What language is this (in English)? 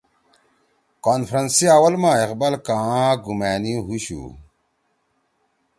Torwali